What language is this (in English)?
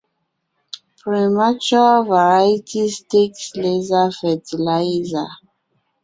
Ngiemboon